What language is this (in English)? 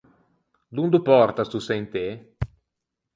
Ligurian